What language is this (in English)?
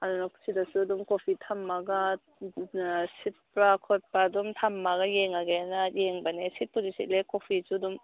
Manipuri